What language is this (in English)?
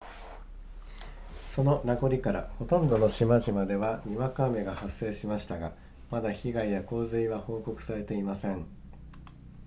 Japanese